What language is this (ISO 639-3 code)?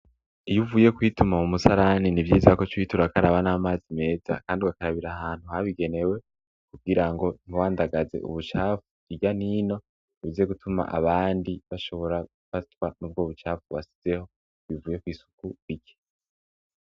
run